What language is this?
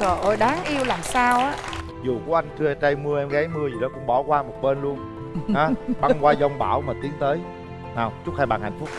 Vietnamese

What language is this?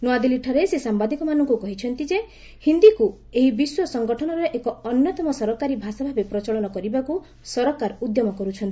Odia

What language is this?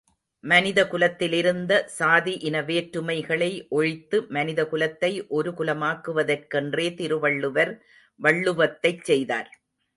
Tamil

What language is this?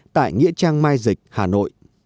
Vietnamese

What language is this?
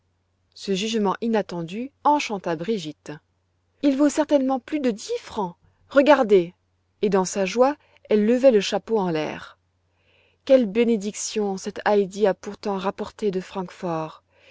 French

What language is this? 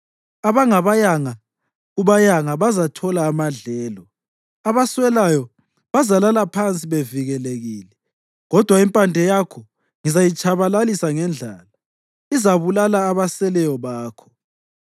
North Ndebele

